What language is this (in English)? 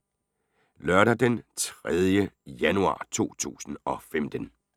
Danish